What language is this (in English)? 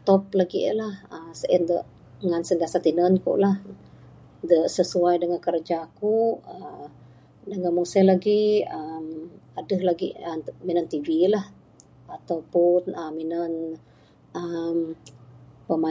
Bukar-Sadung Bidayuh